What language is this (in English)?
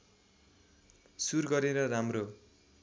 Nepali